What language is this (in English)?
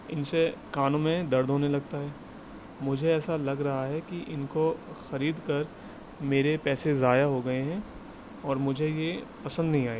Urdu